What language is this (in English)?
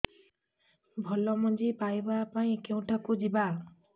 Odia